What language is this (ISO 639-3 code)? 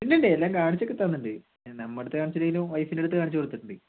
mal